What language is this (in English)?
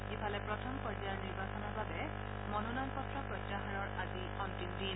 Assamese